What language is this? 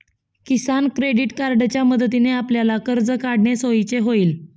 Marathi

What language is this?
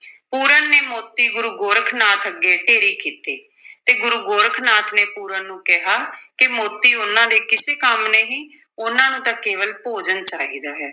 Punjabi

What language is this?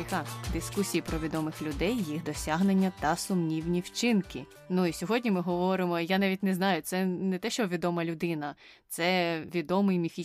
Ukrainian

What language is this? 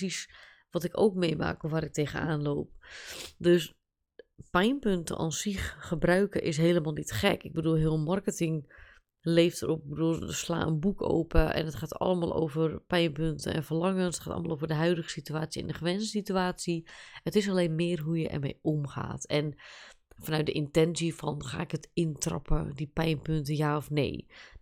Dutch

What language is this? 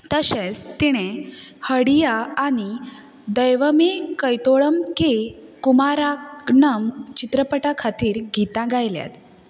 Konkani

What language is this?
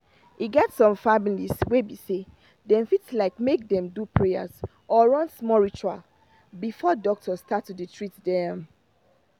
Nigerian Pidgin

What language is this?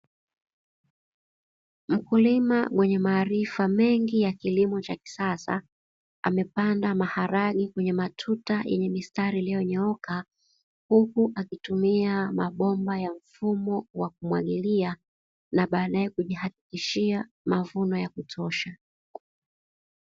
Swahili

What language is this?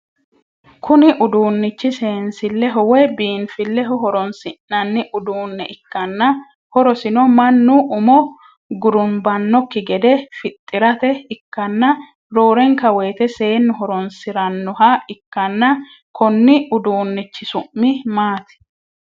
Sidamo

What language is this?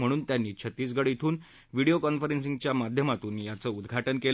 Marathi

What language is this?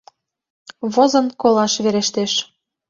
Mari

